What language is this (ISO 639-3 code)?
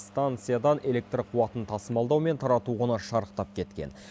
kaz